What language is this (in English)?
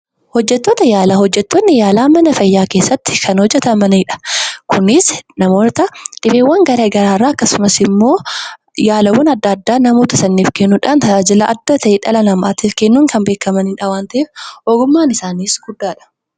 Oromo